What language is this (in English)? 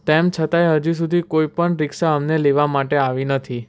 Gujarati